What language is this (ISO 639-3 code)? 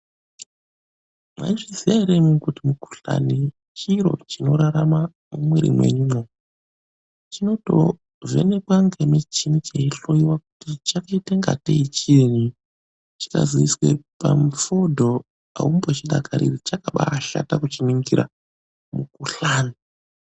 ndc